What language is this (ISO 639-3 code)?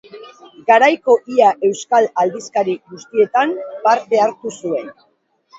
eus